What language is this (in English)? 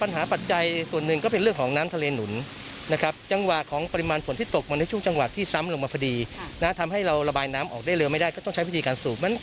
Thai